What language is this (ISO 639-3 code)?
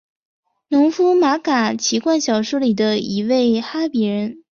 zho